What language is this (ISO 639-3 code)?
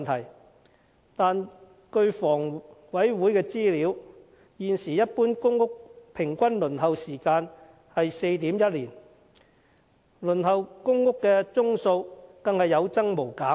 yue